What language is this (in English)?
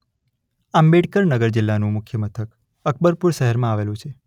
Gujarati